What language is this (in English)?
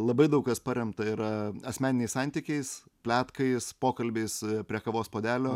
Lithuanian